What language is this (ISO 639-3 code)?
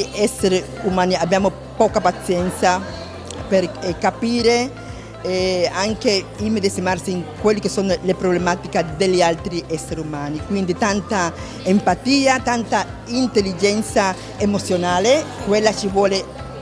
ita